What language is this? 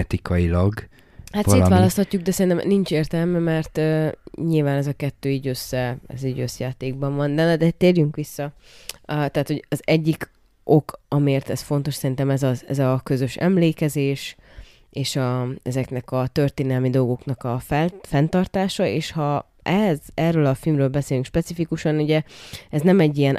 Hungarian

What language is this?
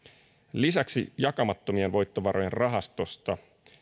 Finnish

